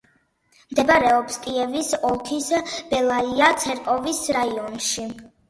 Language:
Georgian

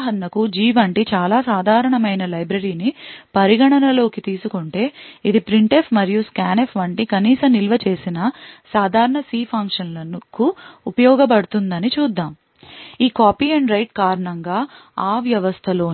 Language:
Telugu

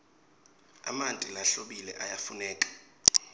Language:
Swati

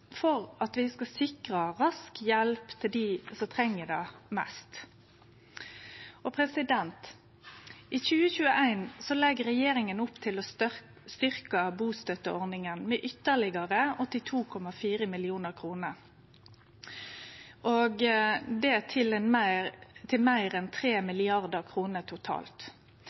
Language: Norwegian Nynorsk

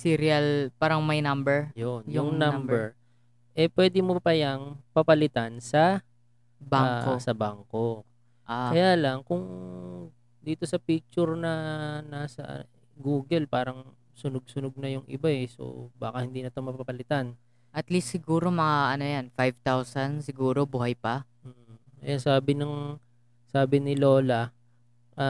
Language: Filipino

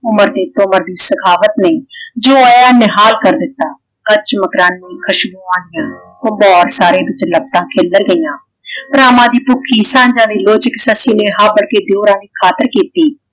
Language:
Punjabi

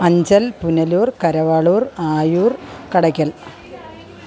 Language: Malayalam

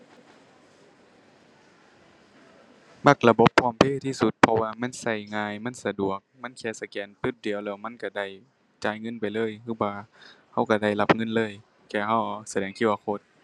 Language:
Thai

